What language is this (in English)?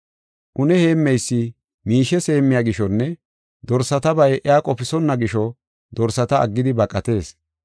Gofa